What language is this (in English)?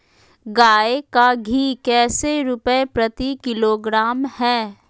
Magahi